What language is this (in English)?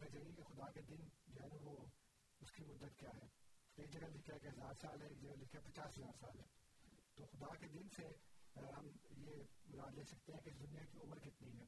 Urdu